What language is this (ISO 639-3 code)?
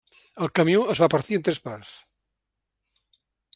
cat